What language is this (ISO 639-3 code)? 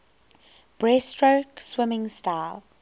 eng